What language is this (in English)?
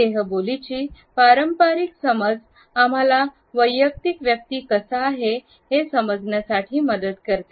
Marathi